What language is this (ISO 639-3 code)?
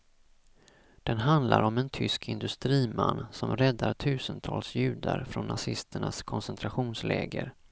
swe